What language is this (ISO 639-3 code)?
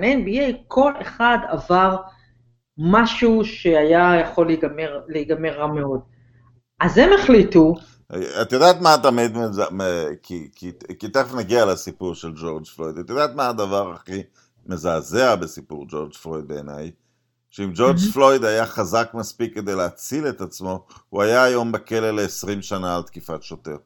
heb